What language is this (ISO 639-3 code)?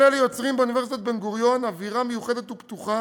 heb